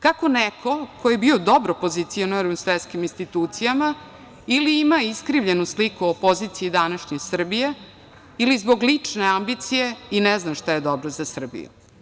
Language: Serbian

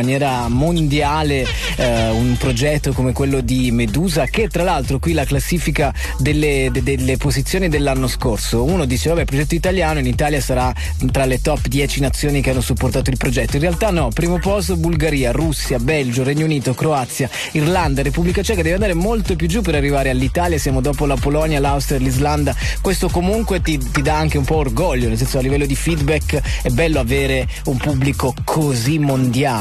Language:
Italian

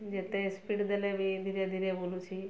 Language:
Odia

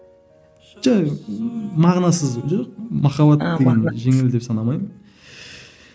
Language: Kazakh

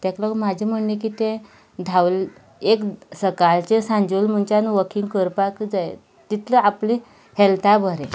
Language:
Konkani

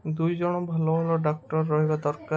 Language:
Odia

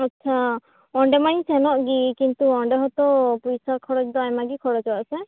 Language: Santali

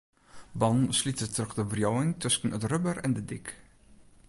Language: Western Frisian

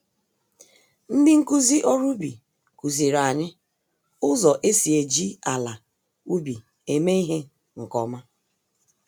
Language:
Igbo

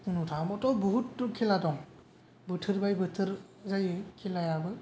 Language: Bodo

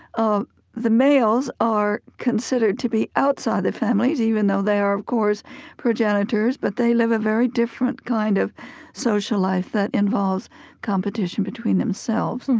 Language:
English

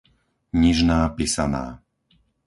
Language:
Slovak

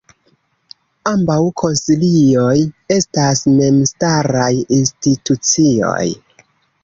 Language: Esperanto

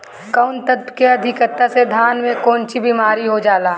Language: Bhojpuri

